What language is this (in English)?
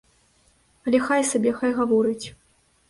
Belarusian